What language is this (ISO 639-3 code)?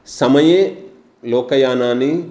san